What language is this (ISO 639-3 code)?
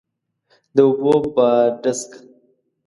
pus